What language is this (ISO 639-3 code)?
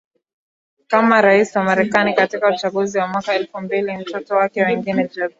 swa